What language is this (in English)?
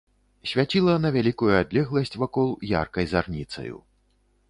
Belarusian